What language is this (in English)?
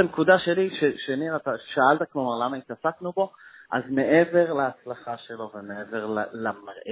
Hebrew